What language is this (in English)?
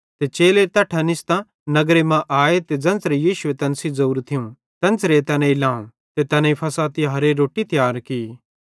Bhadrawahi